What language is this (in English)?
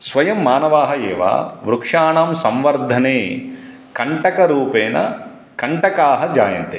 Sanskrit